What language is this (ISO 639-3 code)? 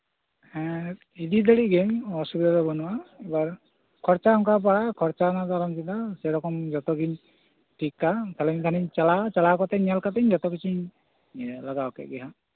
sat